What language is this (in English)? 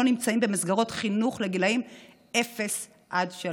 Hebrew